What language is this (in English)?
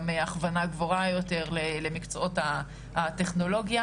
Hebrew